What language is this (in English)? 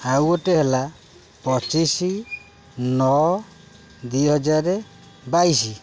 Odia